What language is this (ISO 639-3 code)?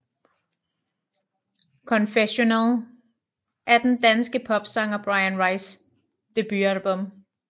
dan